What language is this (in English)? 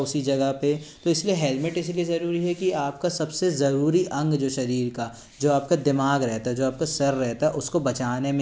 Hindi